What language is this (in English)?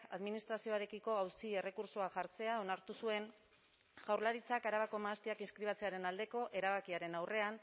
Basque